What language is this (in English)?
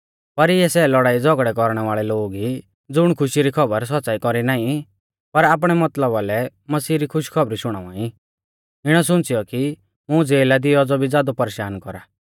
Mahasu Pahari